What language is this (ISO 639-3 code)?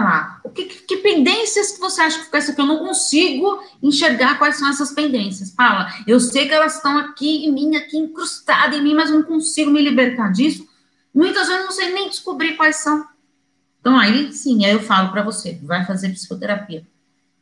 por